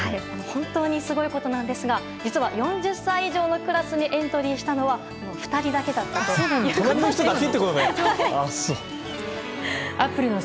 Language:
Japanese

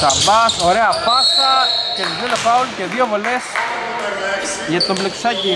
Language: Greek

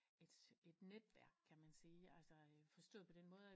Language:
Danish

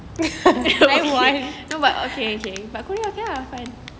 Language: English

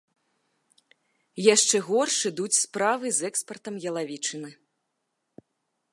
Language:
Belarusian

